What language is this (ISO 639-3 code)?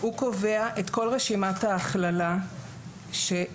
heb